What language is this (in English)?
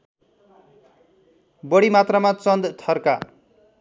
Nepali